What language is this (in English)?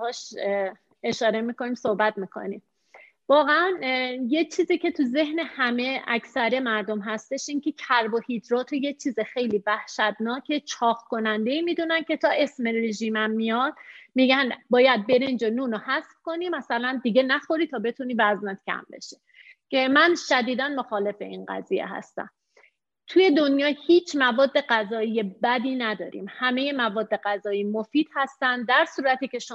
Persian